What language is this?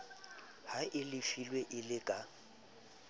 Southern Sotho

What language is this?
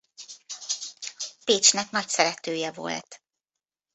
Hungarian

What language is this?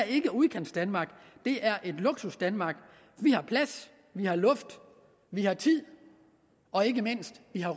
Danish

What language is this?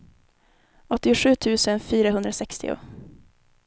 Swedish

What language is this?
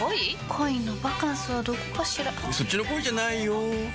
Japanese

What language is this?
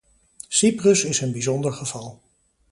Dutch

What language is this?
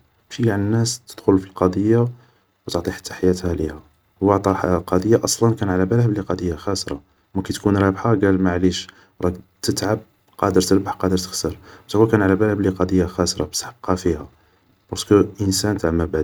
Algerian Arabic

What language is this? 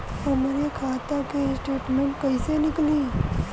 Bhojpuri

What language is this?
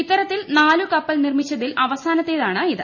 Malayalam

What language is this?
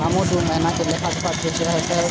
Maithili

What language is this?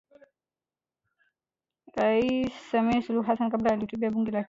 Swahili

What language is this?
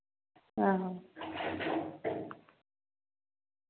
Dogri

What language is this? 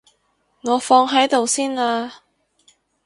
Cantonese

